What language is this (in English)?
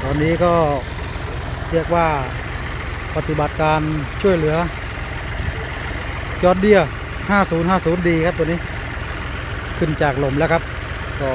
Thai